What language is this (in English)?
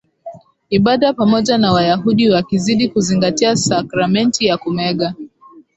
Swahili